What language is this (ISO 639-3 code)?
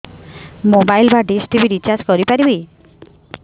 ori